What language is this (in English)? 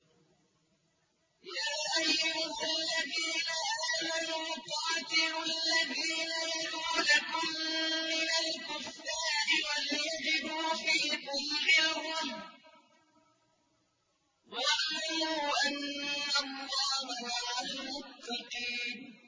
Arabic